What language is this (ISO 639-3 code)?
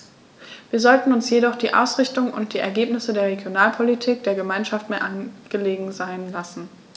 deu